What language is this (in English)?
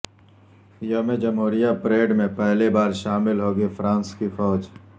Urdu